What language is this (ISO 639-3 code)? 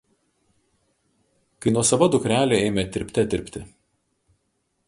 lit